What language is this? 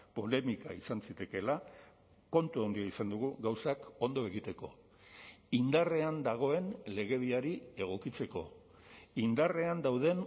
Basque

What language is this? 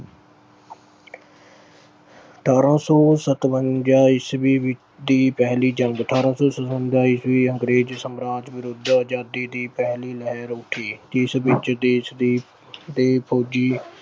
Punjabi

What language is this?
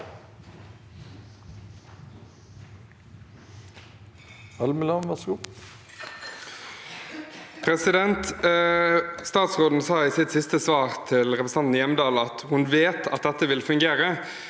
Norwegian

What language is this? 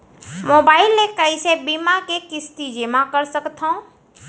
Chhattisgarhi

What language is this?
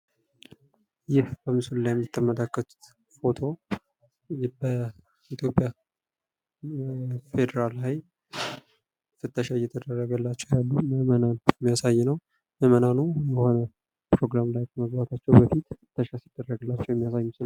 Amharic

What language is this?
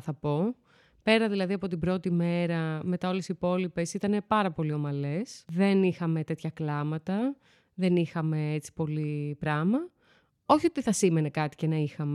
Greek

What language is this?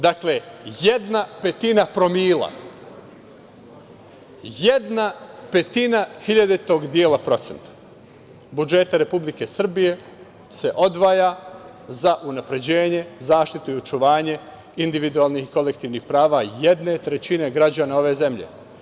Serbian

